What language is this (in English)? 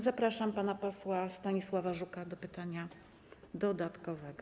Polish